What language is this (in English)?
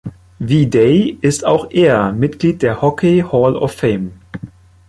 German